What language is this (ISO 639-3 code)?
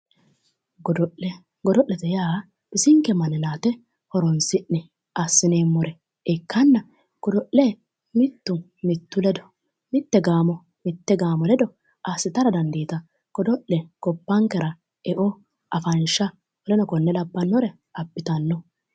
sid